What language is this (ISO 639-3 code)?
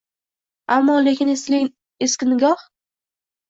uzb